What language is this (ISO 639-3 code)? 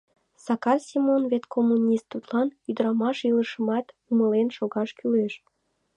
chm